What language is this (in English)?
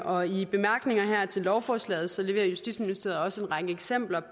Danish